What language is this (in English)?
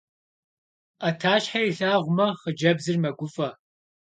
Kabardian